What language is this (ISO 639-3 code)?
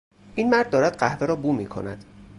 fas